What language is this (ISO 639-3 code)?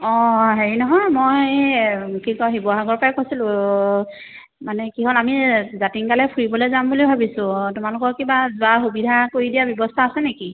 asm